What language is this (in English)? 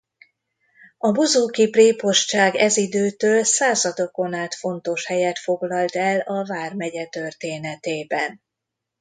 Hungarian